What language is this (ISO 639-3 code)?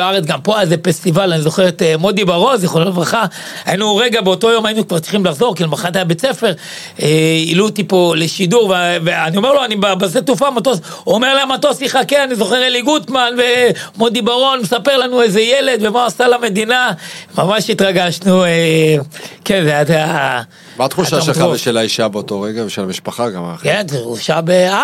heb